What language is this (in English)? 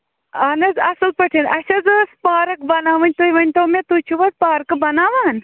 Kashmiri